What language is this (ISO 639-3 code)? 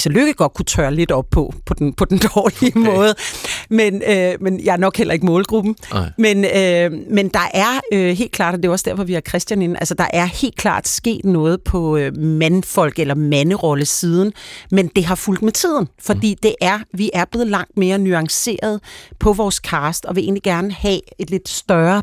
dan